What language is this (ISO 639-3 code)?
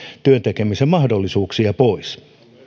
fin